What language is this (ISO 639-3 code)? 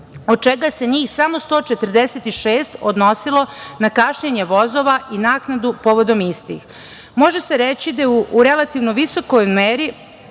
srp